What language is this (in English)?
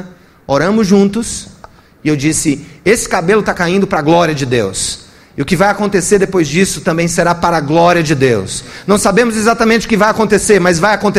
Portuguese